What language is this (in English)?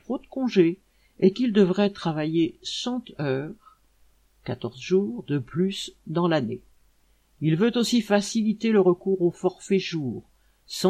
French